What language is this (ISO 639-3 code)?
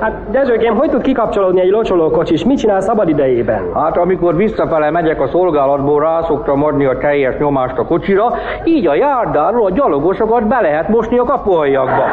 hun